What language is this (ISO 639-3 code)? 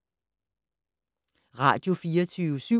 dan